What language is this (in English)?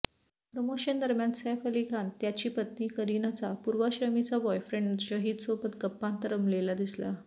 Marathi